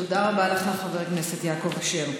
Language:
Hebrew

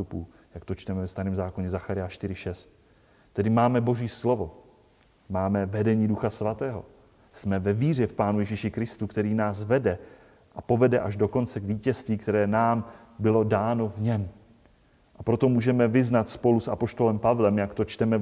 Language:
Czech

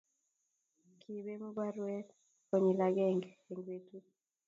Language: Kalenjin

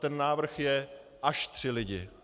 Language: Czech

